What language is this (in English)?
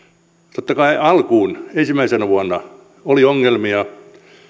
Finnish